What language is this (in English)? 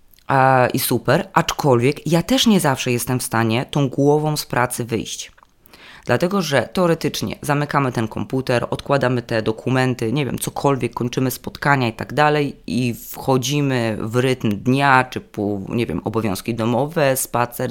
Polish